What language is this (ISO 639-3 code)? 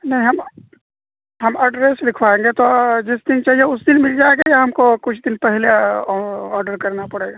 urd